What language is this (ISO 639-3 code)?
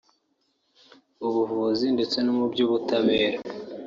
kin